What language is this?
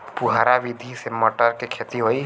Bhojpuri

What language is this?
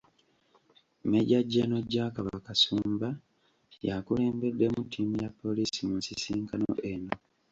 Ganda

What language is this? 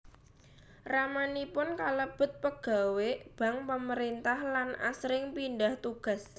Javanese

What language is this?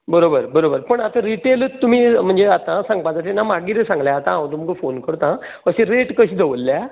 Konkani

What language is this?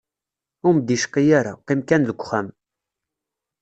Kabyle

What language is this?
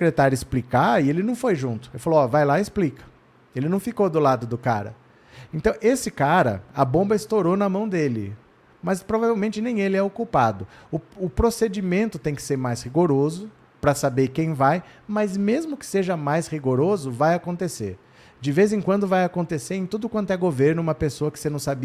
Portuguese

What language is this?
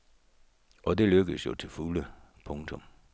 Danish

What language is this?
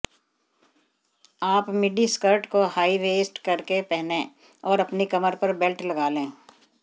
Hindi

